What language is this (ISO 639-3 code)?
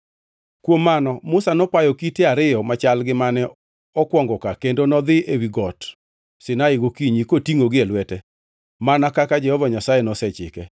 luo